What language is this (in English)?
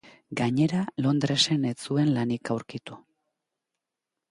Basque